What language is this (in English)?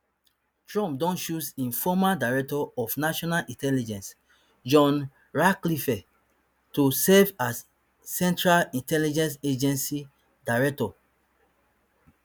Nigerian Pidgin